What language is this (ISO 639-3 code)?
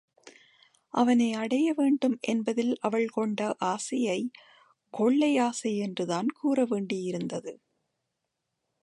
tam